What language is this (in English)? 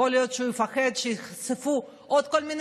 Hebrew